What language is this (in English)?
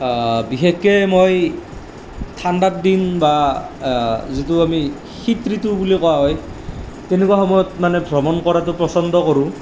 Assamese